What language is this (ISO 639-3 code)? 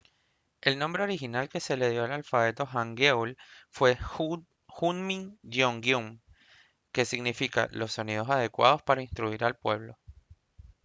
spa